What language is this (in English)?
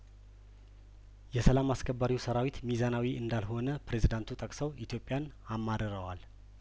Amharic